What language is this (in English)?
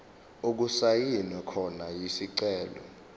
Zulu